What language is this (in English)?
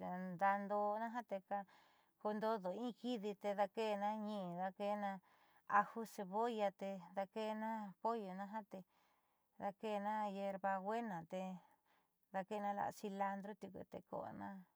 Southeastern Nochixtlán Mixtec